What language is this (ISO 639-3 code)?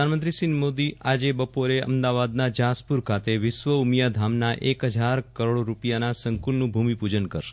guj